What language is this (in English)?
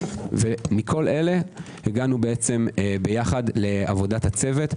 Hebrew